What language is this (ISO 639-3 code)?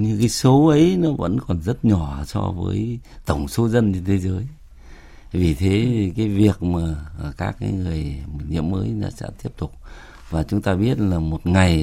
vie